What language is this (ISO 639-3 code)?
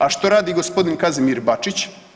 hrv